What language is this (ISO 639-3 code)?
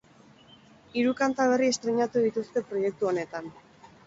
eus